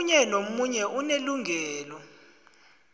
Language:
South Ndebele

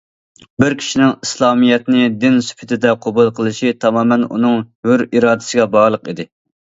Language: Uyghur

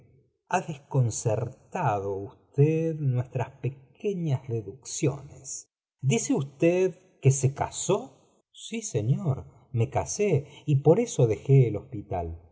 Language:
Spanish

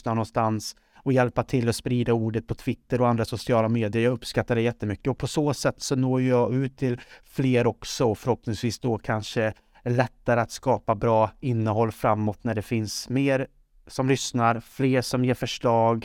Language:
Swedish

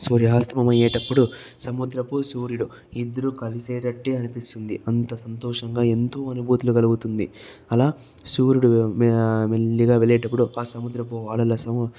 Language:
Telugu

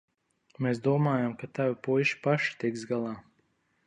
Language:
Latvian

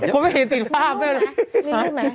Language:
Thai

